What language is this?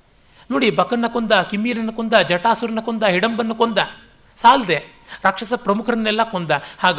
Kannada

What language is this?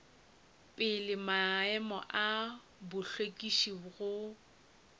Northern Sotho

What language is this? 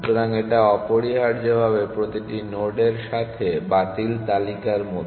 Bangla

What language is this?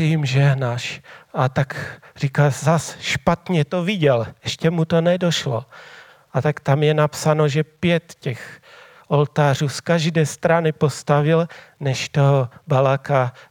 Czech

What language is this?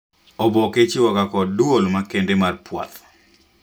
Luo (Kenya and Tanzania)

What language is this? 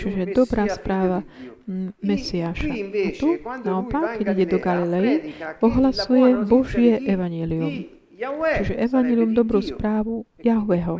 Slovak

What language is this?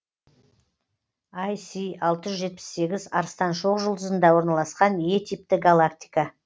Kazakh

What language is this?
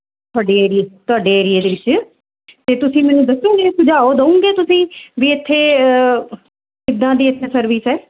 Punjabi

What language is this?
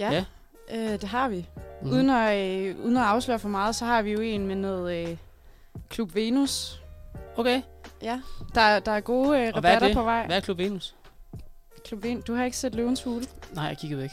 Danish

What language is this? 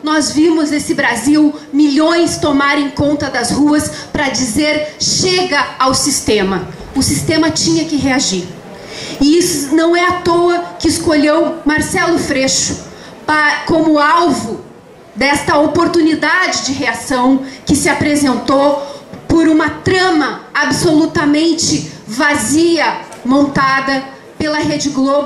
Portuguese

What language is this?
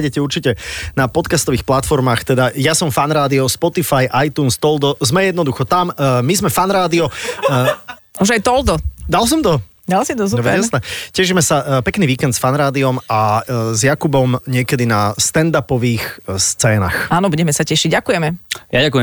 Slovak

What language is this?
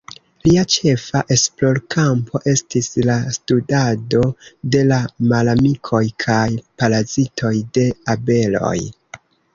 Esperanto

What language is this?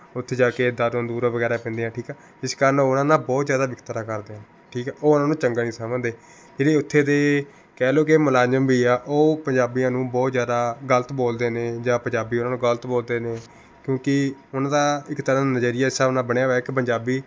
Punjabi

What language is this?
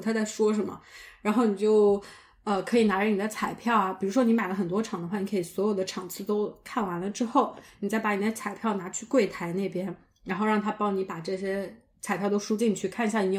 Chinese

